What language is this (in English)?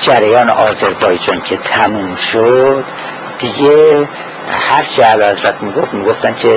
Persian